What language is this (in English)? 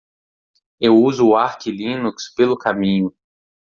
Portuguese